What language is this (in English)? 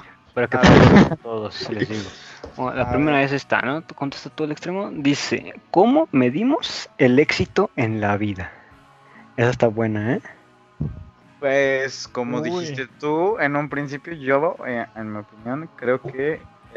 Spanish